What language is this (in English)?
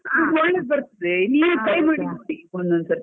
Kannada